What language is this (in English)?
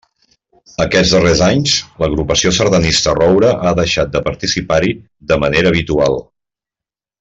Catalan